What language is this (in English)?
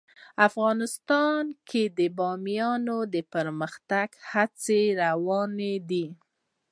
Pashto